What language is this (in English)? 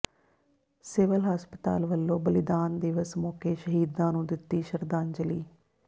Punjabi